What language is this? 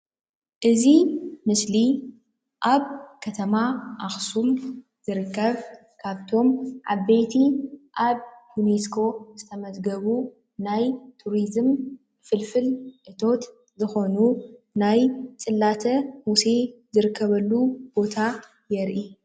Tigrinya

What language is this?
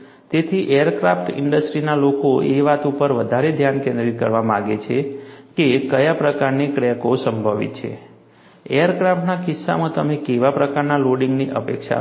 Gujarati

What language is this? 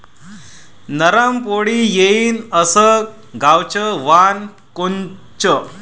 Marathi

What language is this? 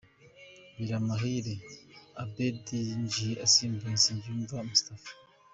Kinyarwanda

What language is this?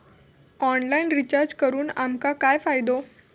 Marathi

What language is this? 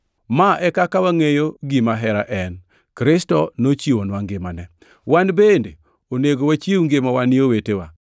Luo (Kenya and Tanzania)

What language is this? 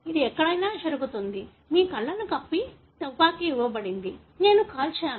Telugu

